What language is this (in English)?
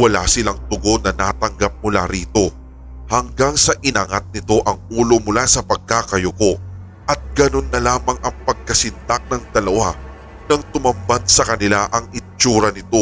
Filipino